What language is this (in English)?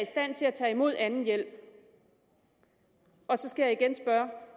Danish